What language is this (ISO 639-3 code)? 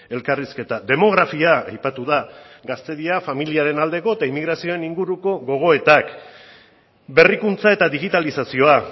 eus